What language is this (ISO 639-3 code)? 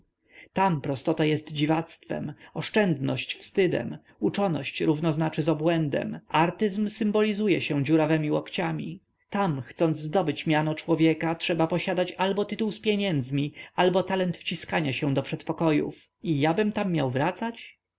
pol